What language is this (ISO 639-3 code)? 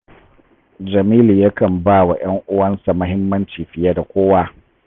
hau